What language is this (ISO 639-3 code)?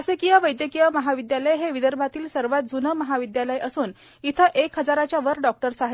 mar